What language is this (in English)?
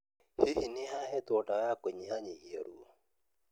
Kikuyu